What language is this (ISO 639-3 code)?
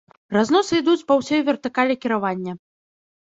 bel